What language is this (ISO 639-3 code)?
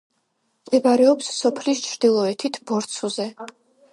kat